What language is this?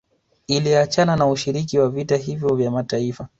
Swahili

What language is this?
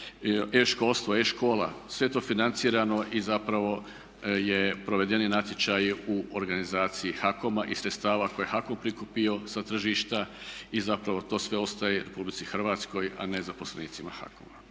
Croatian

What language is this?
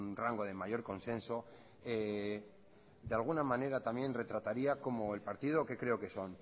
Spanish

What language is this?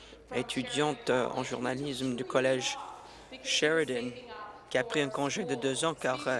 French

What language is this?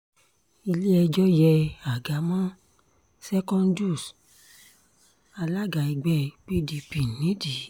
Yoruba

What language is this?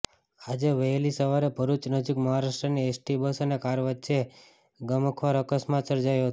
Gujarati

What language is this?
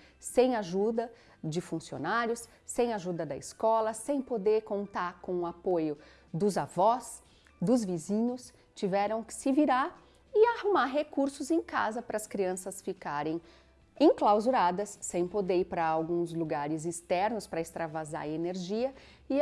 Portuguese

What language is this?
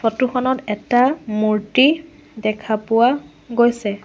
Assamese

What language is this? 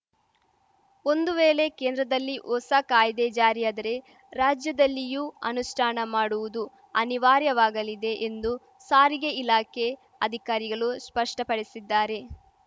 Kannada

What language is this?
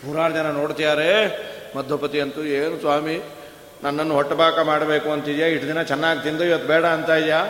Kannada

